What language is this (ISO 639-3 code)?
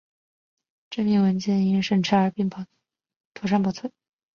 zho